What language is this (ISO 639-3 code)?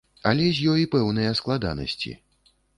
bel